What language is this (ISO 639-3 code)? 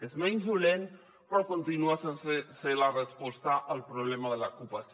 cat